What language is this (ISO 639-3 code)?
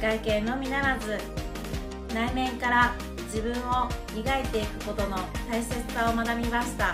jpn